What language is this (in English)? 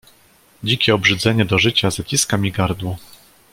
Polish